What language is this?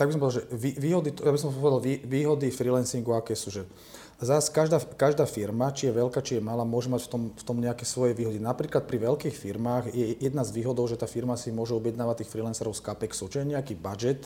Slovak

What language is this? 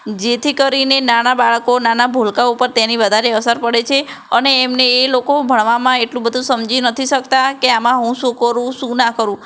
Gujarati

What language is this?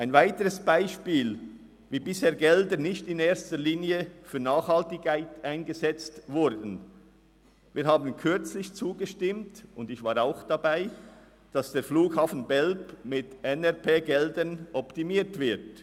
Swiss German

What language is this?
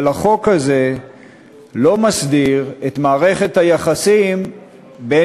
Hebrew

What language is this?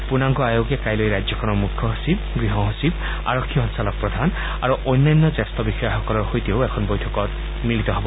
Assamese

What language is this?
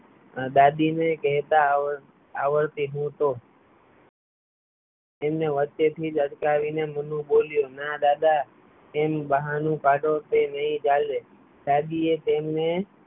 Gujarati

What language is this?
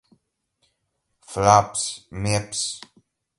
Portuguese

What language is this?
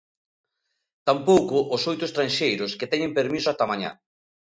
Galician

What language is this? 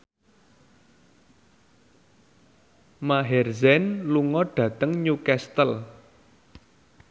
Javanese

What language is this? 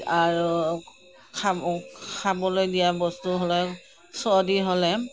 Assamese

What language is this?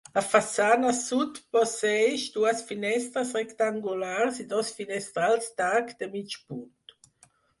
Catalan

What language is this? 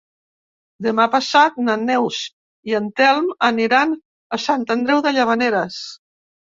Catalan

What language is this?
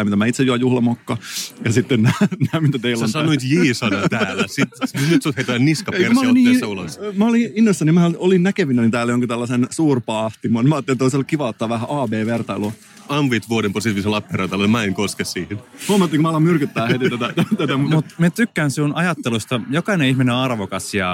Finnish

